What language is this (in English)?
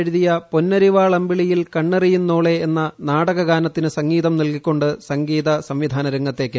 Malayalam